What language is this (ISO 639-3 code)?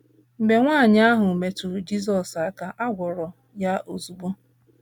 ibo